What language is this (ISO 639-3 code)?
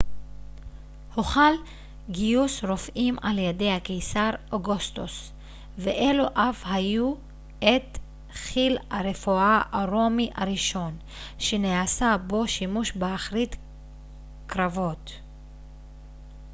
heb